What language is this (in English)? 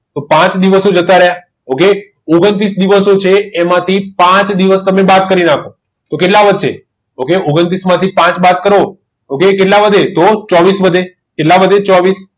Gujarati